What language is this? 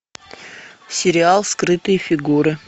Russian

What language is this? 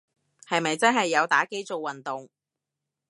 Cantonese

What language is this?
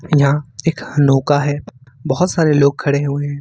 Hindi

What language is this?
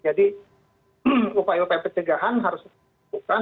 Indonesian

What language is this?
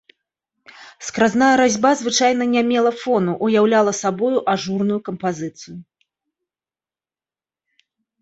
Belarusian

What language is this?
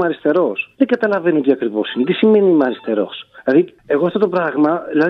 Greek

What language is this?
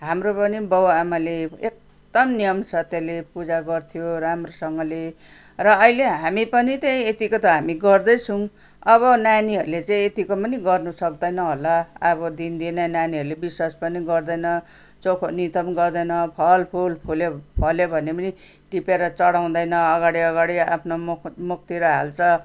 Nepali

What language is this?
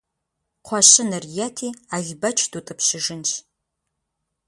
Kabardian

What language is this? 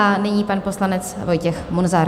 Czech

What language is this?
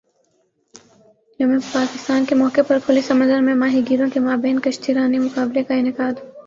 Urdu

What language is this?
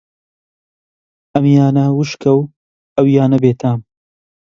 Central Kurdish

